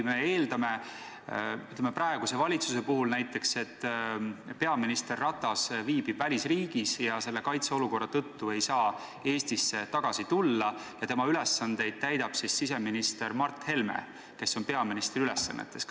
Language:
Estonian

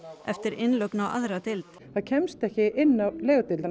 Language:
Icelandic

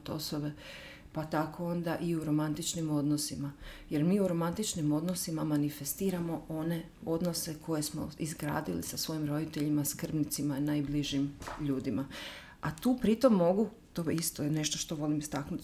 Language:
Croatian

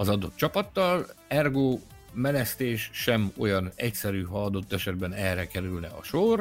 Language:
Hungarian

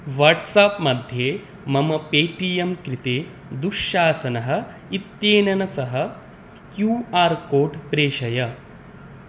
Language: Sanskrit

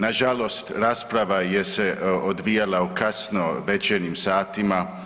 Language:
Croatian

